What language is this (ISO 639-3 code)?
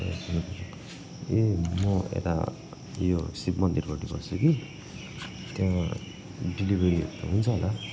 nep